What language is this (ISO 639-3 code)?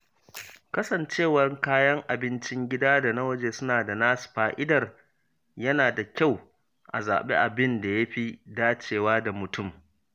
hau